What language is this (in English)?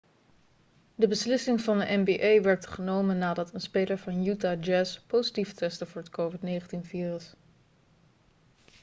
Dutch